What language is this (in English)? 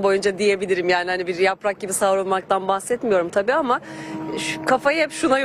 Turkish